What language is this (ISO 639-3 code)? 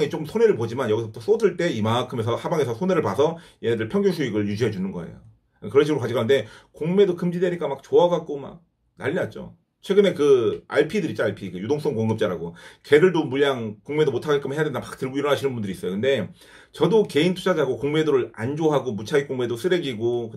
kor